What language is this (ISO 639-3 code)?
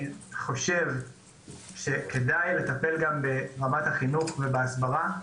heb